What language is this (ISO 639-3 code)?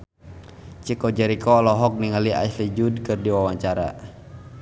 sun